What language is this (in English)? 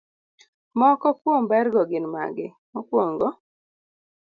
Luo (Kenya and Tanzania)